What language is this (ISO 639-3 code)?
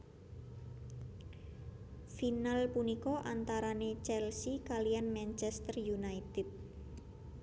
jav